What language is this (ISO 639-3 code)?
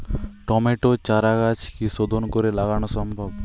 ben